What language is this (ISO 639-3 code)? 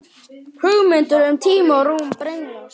isl